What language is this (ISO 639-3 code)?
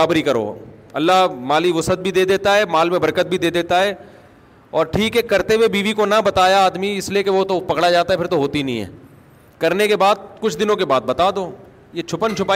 urd